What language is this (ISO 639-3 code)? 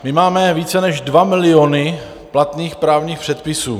ces